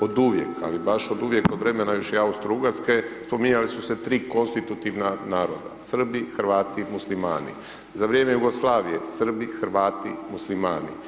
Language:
Croatian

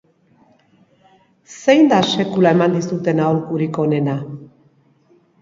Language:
Basque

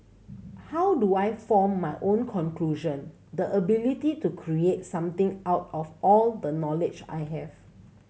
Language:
English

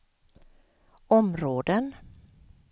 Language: Swedish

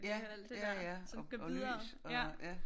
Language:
Danish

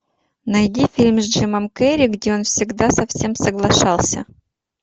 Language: Russian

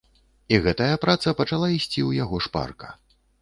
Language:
Belarusian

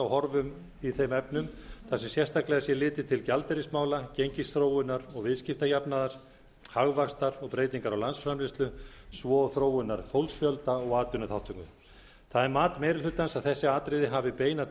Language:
Icelandic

